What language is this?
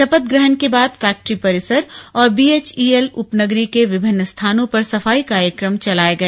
Hindi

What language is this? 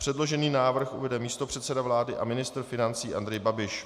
Czech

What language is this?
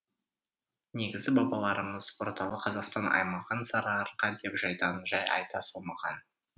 Kazakh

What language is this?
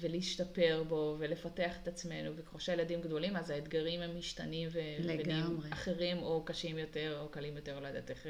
Hebrew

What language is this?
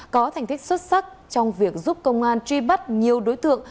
Vietnamese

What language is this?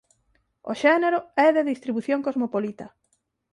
Galician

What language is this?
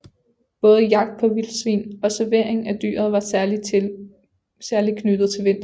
Danish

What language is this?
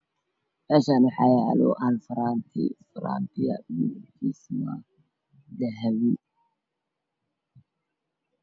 Somali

